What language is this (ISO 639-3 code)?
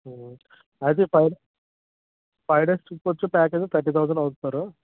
tel